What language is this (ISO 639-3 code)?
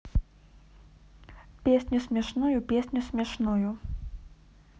rus